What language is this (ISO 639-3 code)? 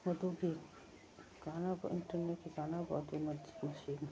mni